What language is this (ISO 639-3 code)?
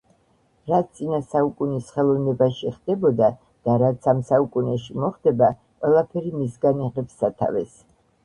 kat